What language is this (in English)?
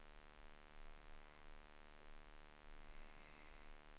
Swedish